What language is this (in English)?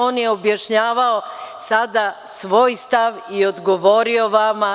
Serbian